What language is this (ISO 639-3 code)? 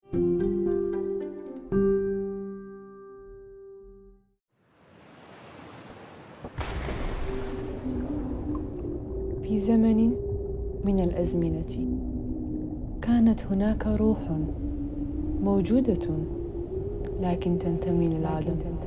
ara